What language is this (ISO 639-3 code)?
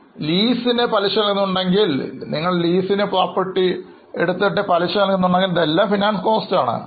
mal